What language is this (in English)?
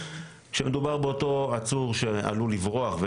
Hebrew